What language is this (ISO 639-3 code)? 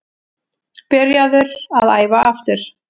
isl